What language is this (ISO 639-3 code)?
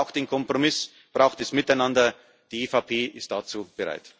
deu